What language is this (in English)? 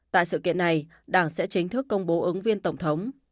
Vietnamese